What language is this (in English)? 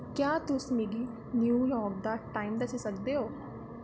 Dogri